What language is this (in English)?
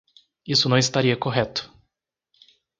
Portuguese